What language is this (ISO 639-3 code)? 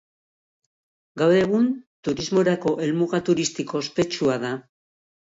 eus